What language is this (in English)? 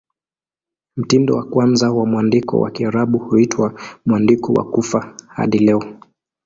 Swahili